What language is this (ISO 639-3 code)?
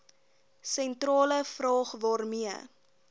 afr